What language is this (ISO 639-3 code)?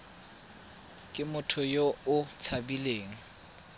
tsn